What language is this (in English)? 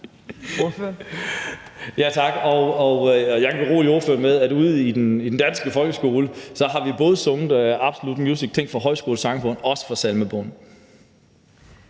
Danish